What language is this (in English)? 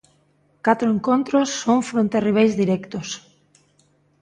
Galician